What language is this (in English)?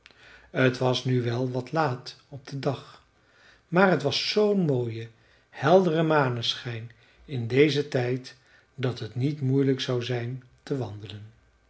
Dutch